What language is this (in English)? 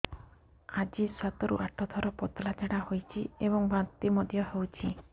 Odia